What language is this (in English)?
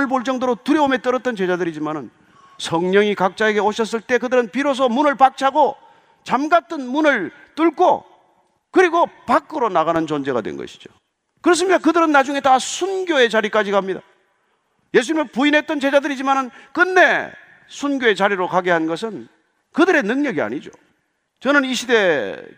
Korean